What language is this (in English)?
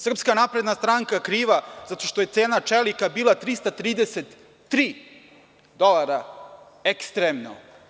Serbian